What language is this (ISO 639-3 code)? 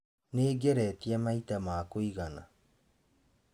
kik